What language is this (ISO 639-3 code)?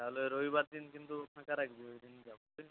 ben